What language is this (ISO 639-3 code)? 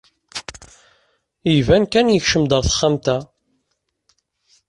kab